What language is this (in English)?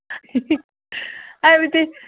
Manipuri